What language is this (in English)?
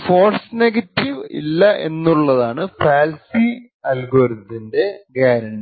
Malayalam